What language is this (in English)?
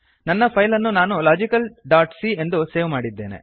Kannada